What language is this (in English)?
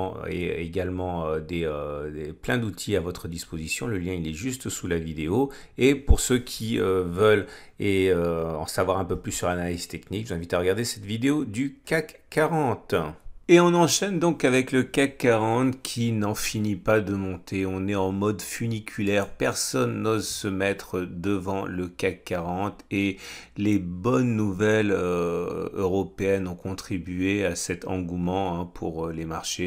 French